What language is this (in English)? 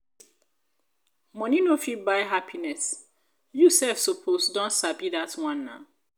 Nigerian Pidgin